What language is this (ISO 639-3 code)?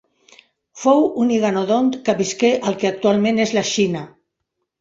cat